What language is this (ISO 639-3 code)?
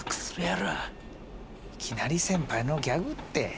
jpn